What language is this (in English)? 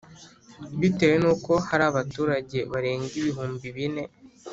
Kinyarwanda